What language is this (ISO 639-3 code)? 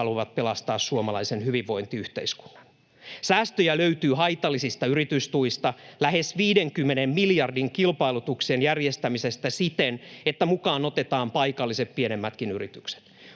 fin